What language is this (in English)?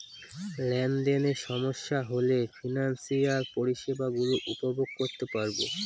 Bangla